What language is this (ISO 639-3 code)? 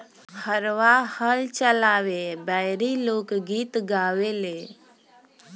bho